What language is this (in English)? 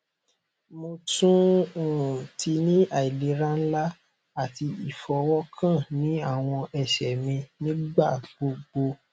Yoruba